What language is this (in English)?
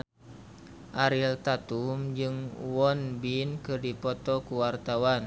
Sundanese